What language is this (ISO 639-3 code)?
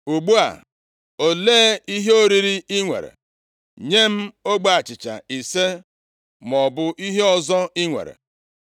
ibo